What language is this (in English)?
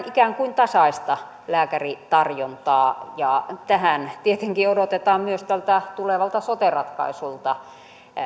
Finnish